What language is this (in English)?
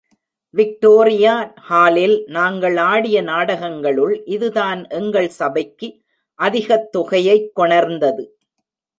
Tamil